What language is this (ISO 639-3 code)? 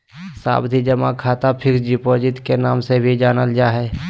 mag